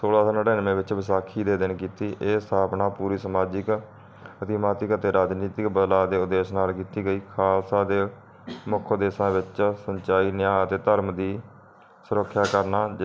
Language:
Punjabi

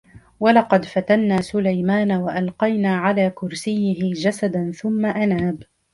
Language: Arabic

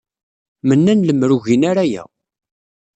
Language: Kabyle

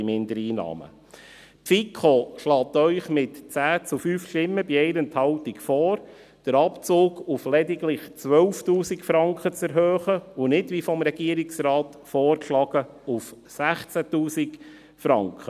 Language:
Swiss German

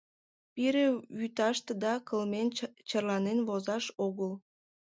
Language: Mari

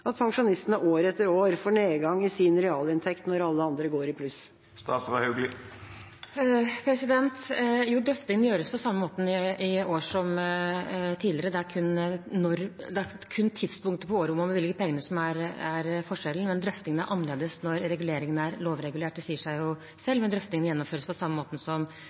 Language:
Norwegian Bokmål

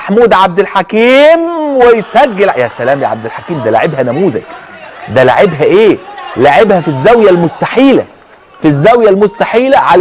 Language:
Arabic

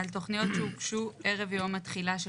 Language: Hebrew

